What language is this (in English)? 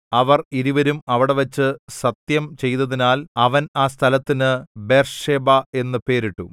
Malayalam